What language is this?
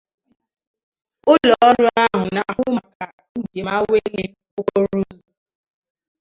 Igbo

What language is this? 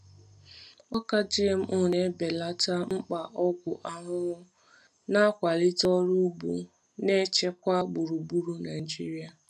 Igbo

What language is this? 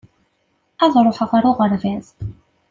Kabyle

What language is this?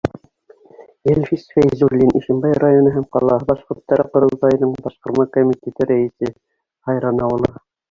Bashkir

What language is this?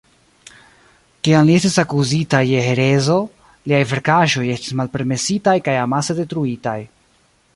Esperanto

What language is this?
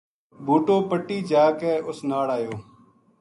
Gujari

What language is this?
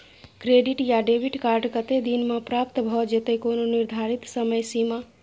Maithili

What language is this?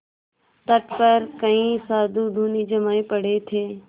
Hindi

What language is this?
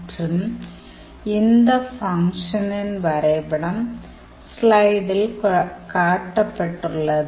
Tamil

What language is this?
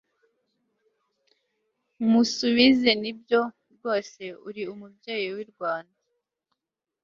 Kinyarwanda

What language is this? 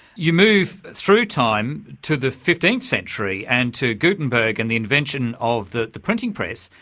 English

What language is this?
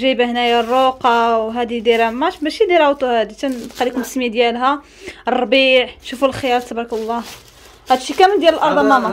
Arabic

